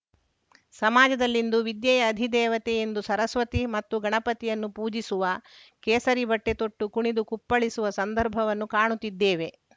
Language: Kannada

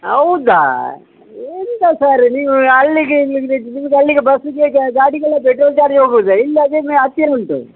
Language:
Kannada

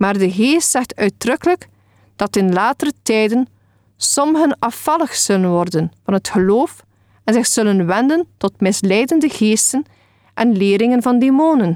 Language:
Dutch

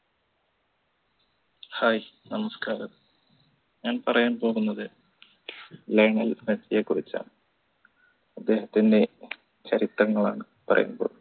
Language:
Malayalam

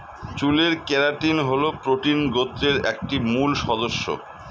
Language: Bangla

